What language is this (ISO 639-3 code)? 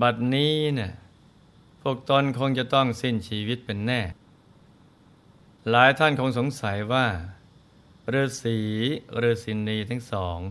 tha